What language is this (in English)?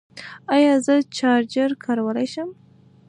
Pashto